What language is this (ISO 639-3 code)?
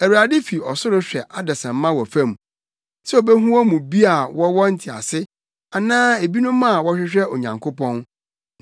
aka